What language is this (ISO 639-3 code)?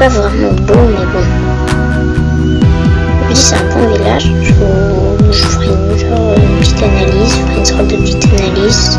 fra